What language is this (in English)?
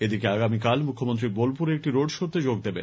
Bangla